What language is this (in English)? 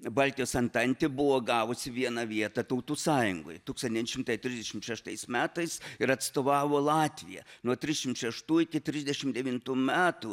Lithuanian